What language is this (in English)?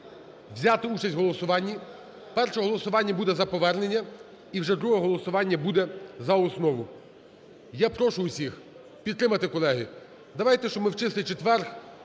Ukrainian